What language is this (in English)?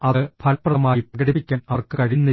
Malayalam